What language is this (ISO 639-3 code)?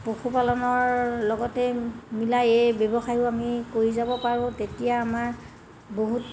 asm